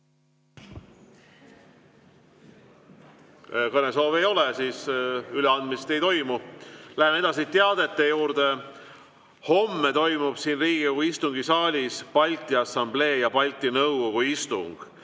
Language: Estonian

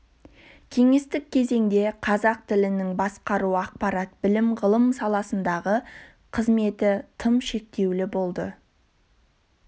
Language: Kazakh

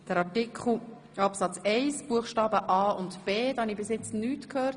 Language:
Swiss German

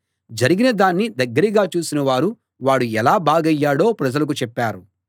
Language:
Telugu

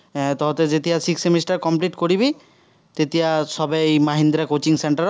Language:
Assamese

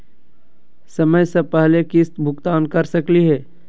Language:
Magahi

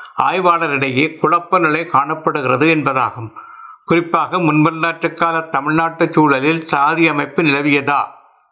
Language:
Tamil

